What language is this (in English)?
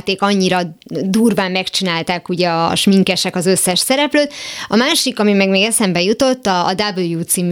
Hungarian